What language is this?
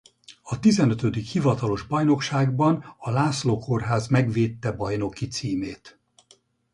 Hungarian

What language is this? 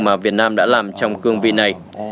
Vietnamese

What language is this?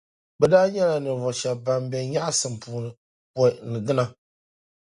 Dagbani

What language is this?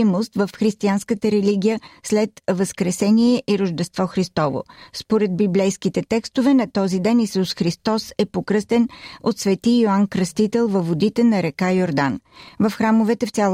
Bulgarian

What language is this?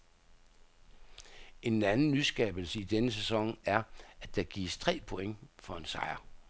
Danish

